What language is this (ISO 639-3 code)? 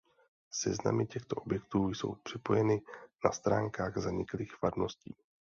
ces